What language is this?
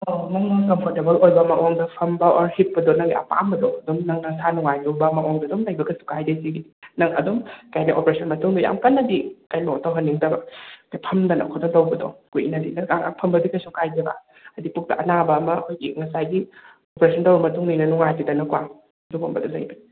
Manipuri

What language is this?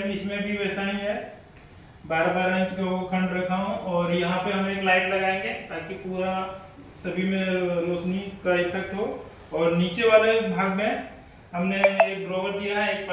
Hindi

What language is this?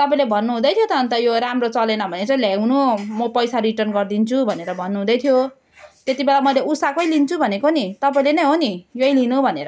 Nepali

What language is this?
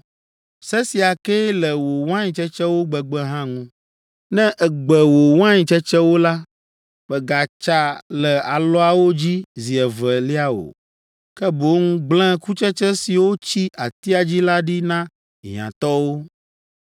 Ewe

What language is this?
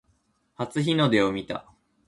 Japanese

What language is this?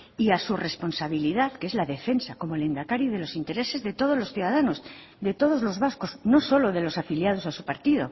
Spanish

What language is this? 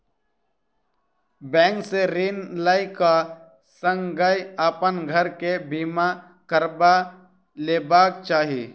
Maithili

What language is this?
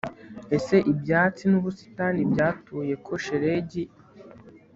Kinyarwanda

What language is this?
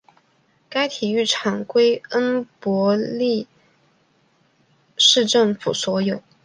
Chinese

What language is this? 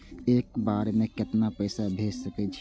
Maithili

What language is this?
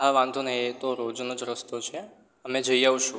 Gujarati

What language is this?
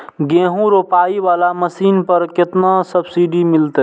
Maithili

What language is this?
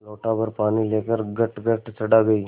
Hindi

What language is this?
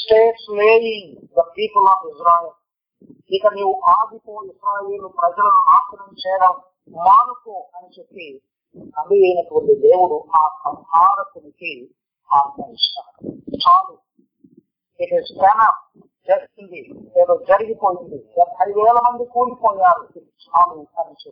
Telugu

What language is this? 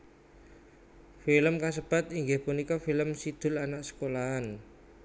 Javanese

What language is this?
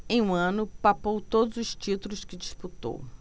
Portuguese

